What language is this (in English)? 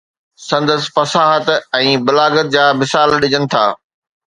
Sindhi